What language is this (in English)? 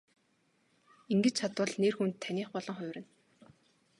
Mongolian